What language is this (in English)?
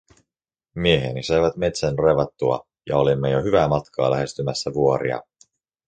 Finnish